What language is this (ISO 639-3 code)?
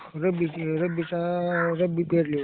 mar